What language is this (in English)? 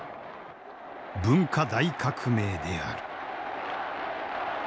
Japanese